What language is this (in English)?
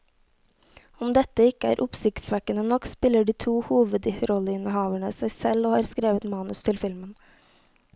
Norwegian